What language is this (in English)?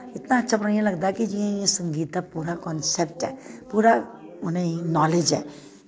Dogri